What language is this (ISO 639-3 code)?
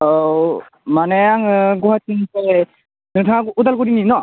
brx